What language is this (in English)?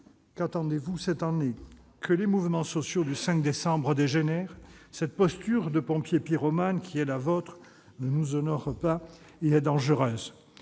French